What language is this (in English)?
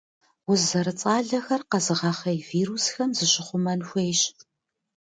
Kabardian